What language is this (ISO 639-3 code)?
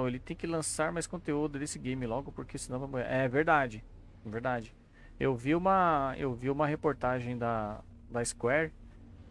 por